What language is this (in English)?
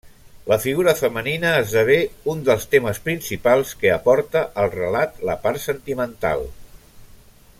Catalan